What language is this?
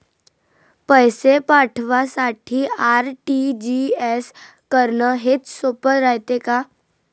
Marathi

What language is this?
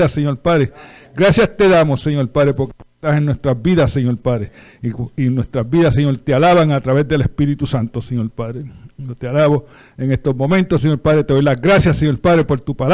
Spanish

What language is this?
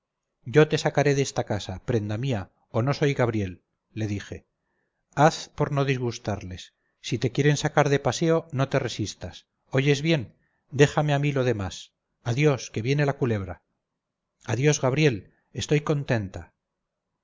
Spanish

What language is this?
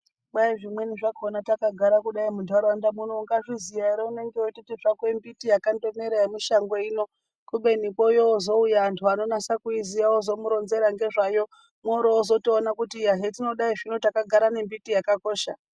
Ndau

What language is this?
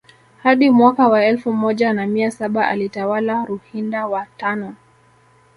Swahili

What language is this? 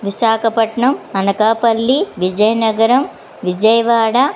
Telugu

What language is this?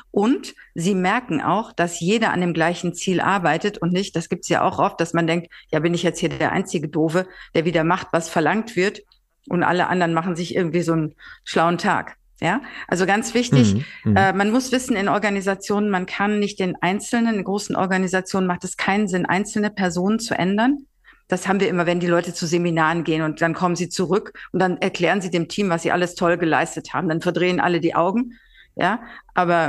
German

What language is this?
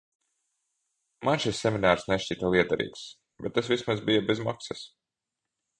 Latvian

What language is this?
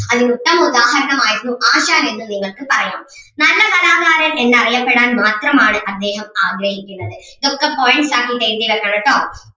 Malayalam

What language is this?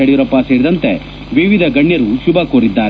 Kannada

